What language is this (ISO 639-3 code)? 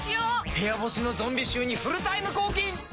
jpn